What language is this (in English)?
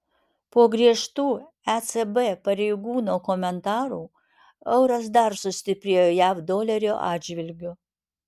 Lithuanian